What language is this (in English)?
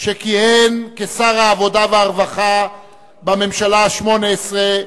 Hebrew